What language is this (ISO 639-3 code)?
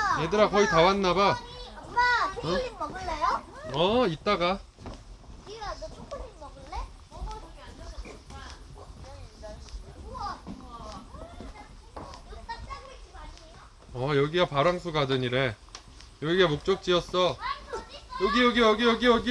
kor